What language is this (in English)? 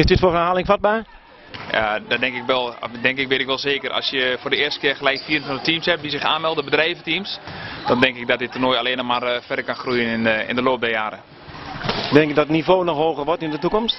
Dutch